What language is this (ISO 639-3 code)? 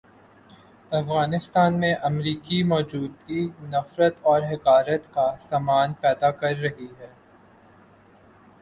urd